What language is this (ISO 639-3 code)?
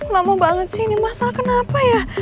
ind